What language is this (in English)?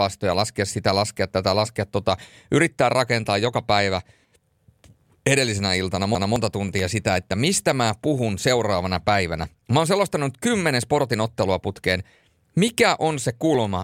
Finnish